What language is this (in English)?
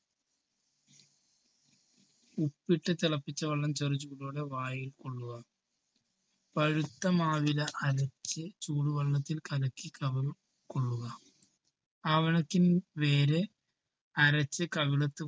Malayalam